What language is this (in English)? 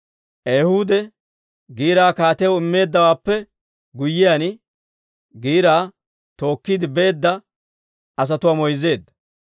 Dawro